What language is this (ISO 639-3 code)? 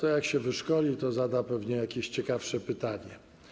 pol